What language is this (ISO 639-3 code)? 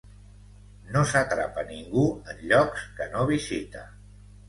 cat